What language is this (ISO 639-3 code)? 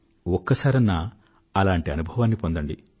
tel